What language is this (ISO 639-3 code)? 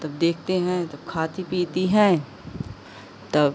hin